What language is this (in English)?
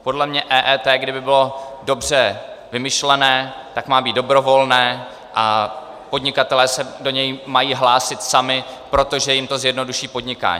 Czech